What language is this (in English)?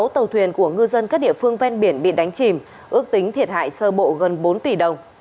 Vietnamese